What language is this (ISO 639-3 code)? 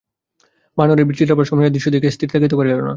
ben